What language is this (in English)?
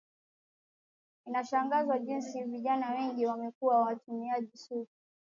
Swahili